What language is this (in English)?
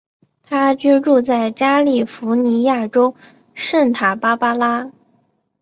Chinese